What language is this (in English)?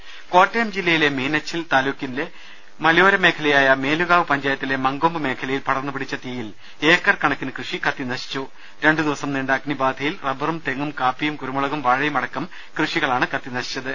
Malayalam